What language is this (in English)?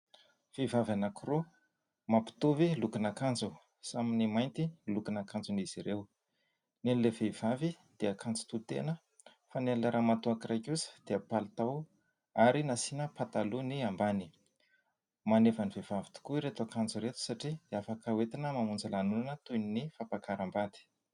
Malagasy